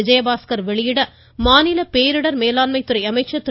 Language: Tamil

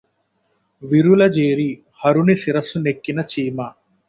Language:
Telugu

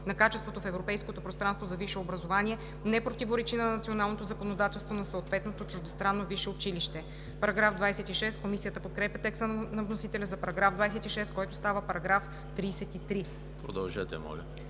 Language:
Bulgarian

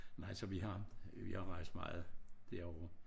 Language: Danish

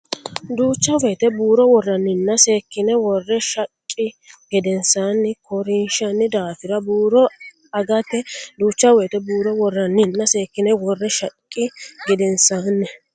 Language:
Sidamo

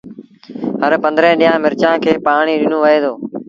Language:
Sindhi Bhil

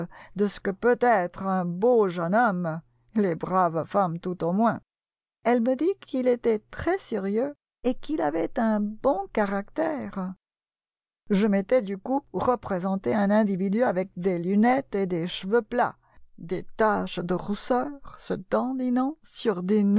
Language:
French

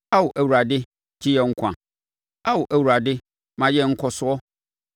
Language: Akan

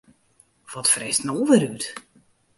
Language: Western Frisian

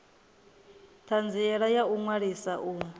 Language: Venda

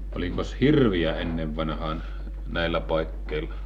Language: Finnish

